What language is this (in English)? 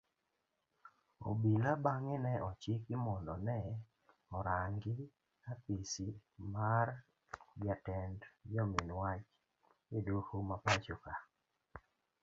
Luo (Kenya and Tanzania)